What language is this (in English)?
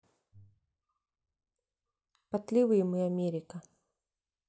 Russian